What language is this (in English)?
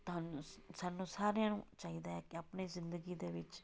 Punjabi